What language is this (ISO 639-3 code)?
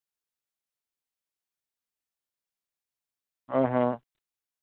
sat